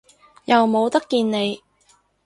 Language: Cantonese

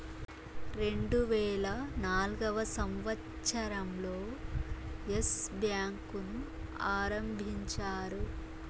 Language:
Telugu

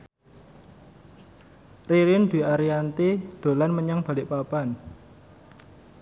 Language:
Javanese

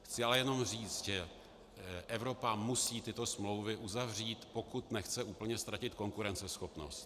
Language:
Czech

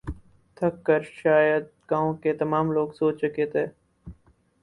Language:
Urdu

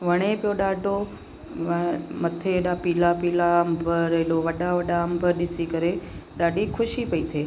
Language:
Sindhi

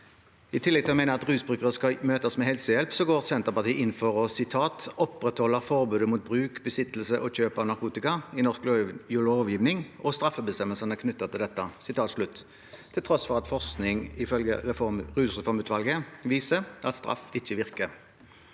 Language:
Norwegian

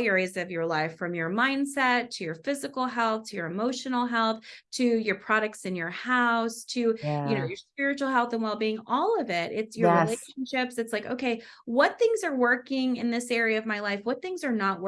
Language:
English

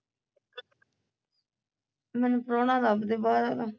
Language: Punjabi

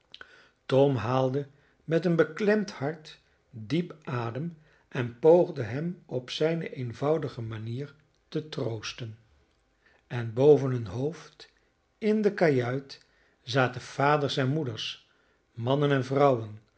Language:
Dutch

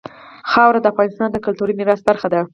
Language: Pashto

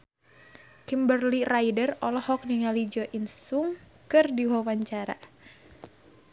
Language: Sundanese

